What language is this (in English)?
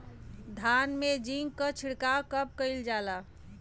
Bhojpuri